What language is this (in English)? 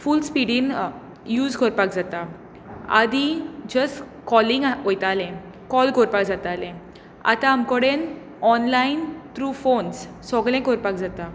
Konkani